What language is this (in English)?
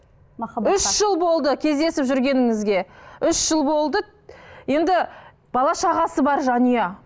Kazakh